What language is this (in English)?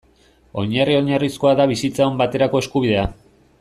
Basque